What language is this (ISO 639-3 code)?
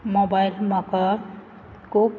kok